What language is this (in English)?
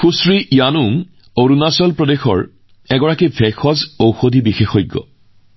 Assamese